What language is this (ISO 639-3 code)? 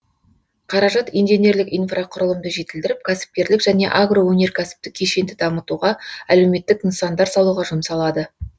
kaz